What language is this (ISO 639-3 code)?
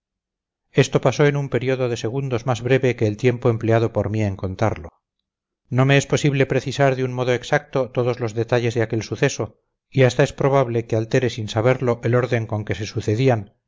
spa